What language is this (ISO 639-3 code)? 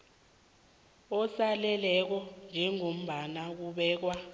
nbl